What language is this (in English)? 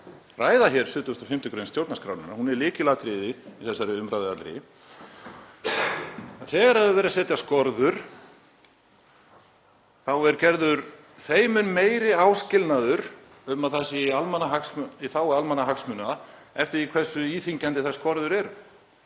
Icelandic